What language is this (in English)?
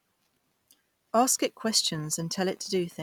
English